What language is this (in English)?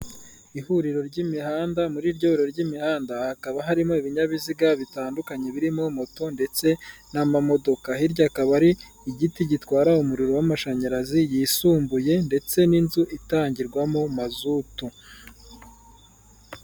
Kinyarwanda